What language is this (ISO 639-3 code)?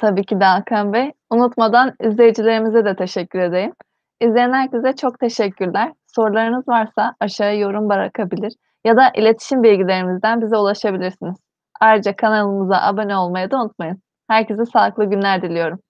tur